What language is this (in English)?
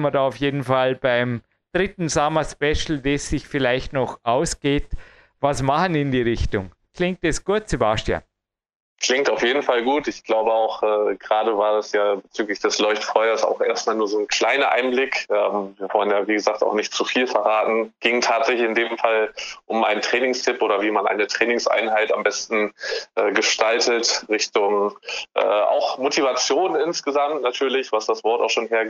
German